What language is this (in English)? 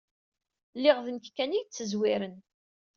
Kabyle